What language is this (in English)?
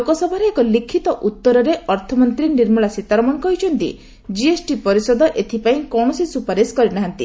Odia